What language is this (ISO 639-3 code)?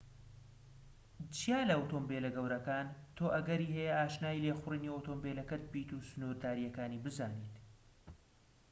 ckb